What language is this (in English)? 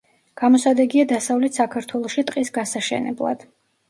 Georgian